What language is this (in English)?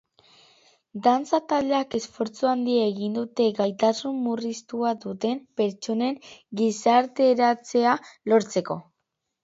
Basque